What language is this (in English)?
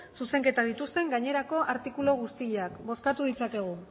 Basque